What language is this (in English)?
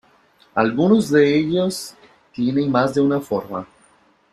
Spanish